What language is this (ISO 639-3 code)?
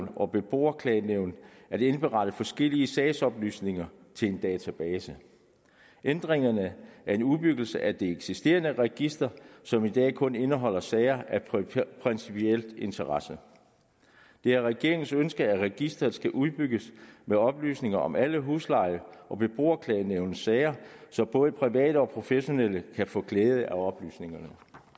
dan